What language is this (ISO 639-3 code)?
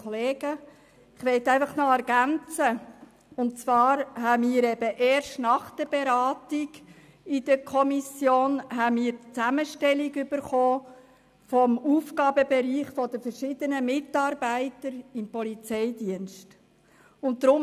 gsw